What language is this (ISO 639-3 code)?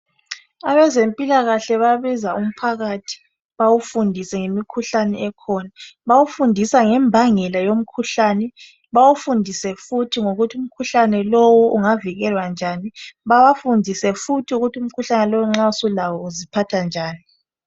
nde